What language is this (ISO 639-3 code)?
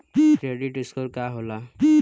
bho